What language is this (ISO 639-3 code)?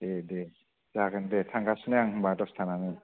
brx